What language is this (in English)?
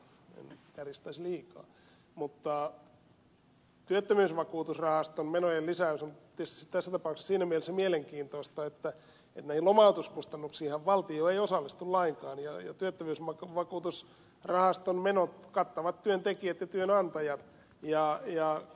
Finnish